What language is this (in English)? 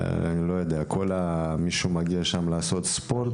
Hebrew